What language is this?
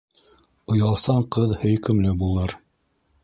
Bashkir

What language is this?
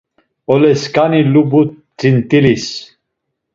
Laz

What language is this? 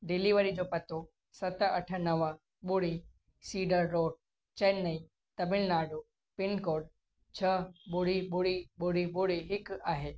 Sindhi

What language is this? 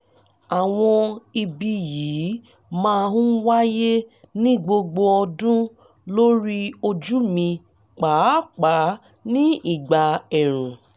Yoruba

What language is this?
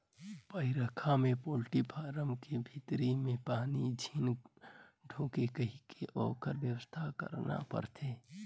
Chhattisgarhi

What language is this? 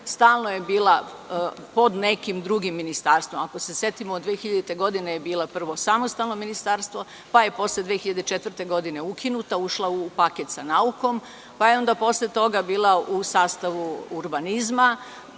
Serbian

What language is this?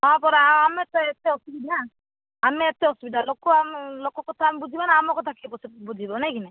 Odia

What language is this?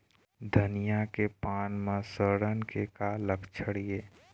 Chhattisgarhi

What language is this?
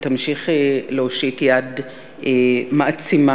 Hebrew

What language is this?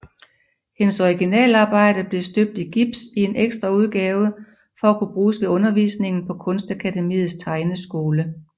Danish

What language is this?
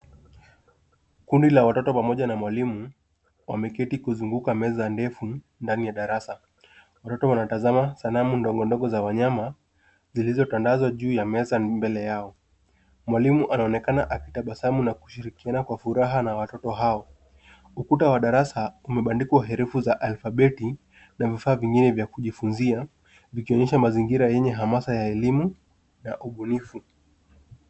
Swahili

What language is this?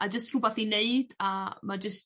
Welsh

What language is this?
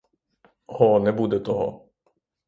Ukrainian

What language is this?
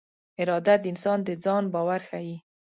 Pashto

